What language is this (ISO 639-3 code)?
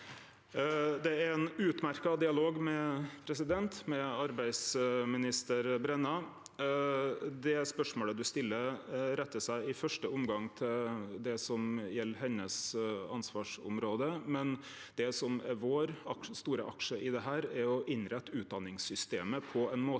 nor